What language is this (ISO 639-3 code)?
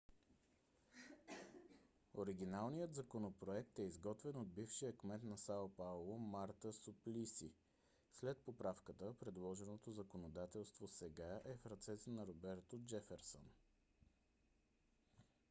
bul